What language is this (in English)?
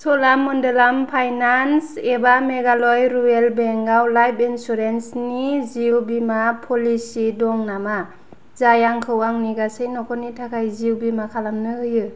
Bodo